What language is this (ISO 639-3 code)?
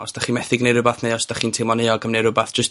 cym